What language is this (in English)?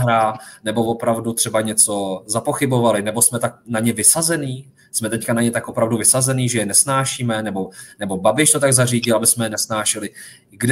Czech